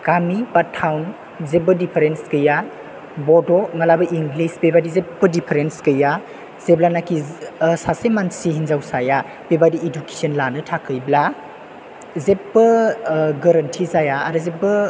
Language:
Bodo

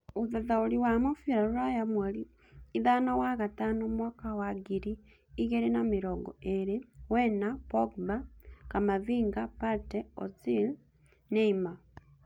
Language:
Kikuyu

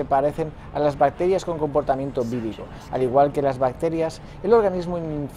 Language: Spanish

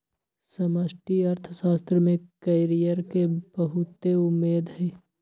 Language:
Magahi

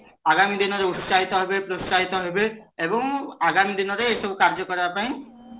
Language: Odia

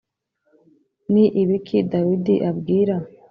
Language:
Kinyarwanda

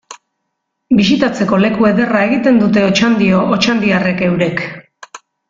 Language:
Basque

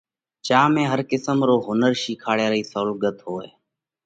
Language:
Parkari Koli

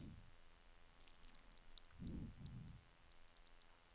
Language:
Norwegian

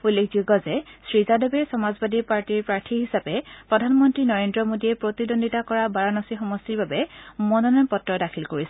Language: Assamese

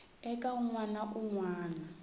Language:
Tsonga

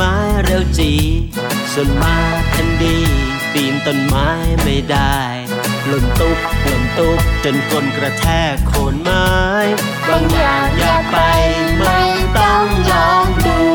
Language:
Thai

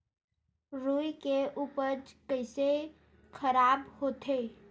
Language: Chhattisgarhi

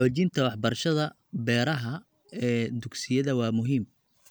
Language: Somali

